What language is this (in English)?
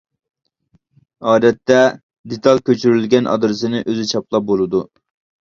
Uyghur